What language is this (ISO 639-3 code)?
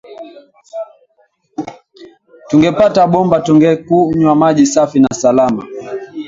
swa